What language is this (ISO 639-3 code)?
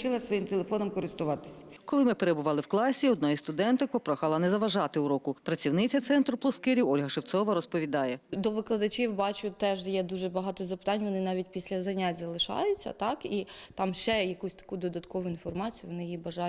ukr